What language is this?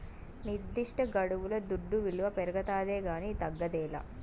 Telugu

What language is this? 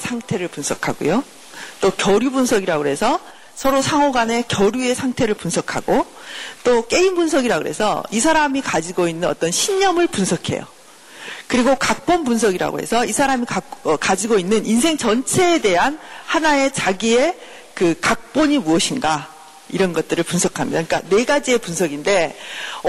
Korean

